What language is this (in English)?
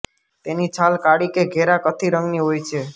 Gujarati